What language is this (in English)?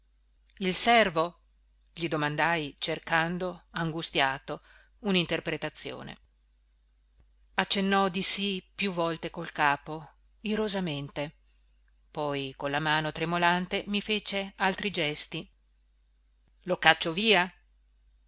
Italian